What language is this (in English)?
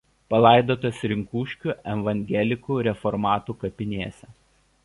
Lithuanian